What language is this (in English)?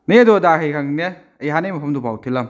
Manipuri